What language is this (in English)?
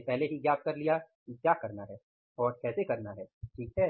Hindi